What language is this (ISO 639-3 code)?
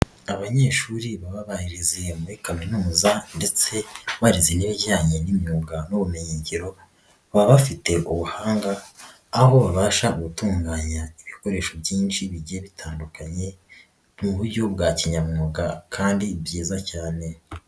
kin